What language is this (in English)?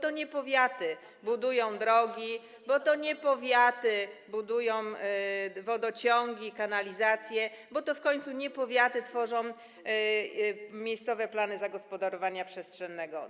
Polish